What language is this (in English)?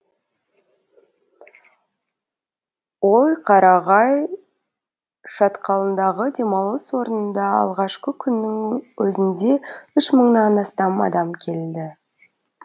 Kazakh